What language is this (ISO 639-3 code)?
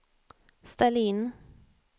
swe